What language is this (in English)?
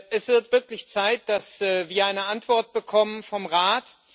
German